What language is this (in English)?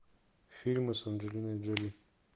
Russian